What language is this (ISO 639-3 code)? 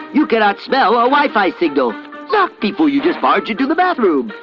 eng